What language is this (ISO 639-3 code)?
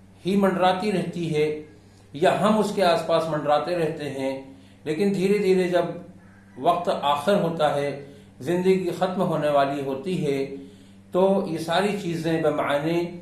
urd